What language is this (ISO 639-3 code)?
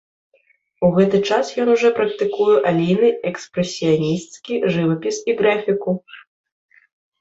bel